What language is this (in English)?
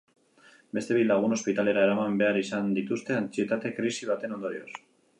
Basque